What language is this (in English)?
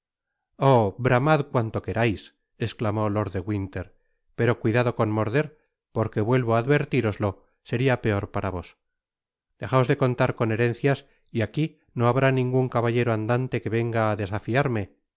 Spanish